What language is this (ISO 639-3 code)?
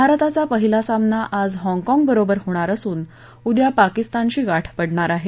mar